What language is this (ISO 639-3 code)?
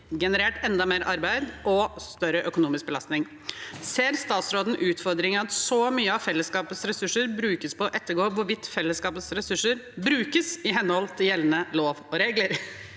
nor